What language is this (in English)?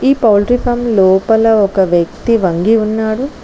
Telugu